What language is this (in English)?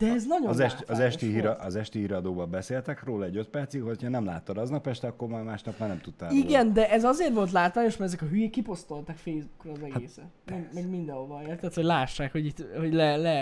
Hungarian